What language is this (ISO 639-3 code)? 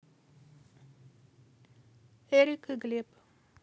rus